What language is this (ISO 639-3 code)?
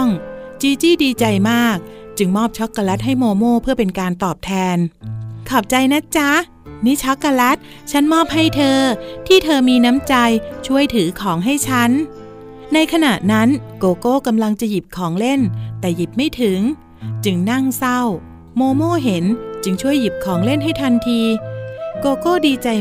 tha